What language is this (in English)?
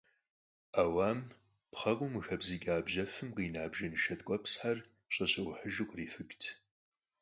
Kabardian